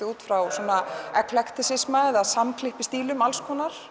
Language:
Icelandic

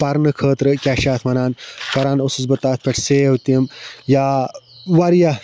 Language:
Kashmiri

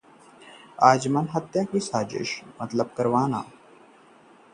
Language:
Hindi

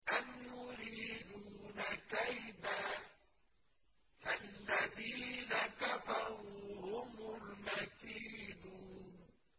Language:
Arabic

